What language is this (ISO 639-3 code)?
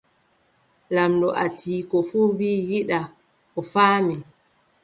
fub